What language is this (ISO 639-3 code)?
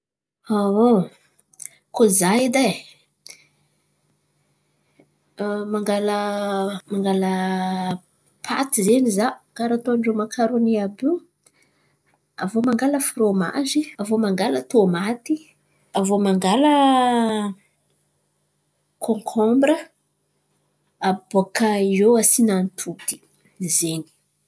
xmv